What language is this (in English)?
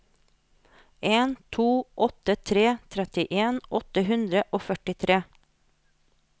Norwegian